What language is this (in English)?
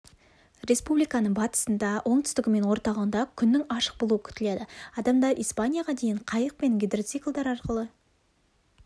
Kazakh